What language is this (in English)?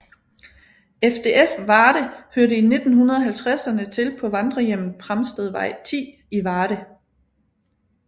Danish